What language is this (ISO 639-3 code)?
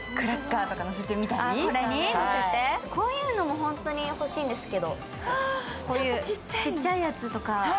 jpn